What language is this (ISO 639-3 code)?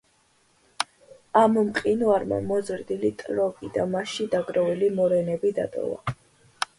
kat